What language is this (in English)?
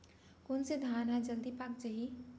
Chhattisgarhi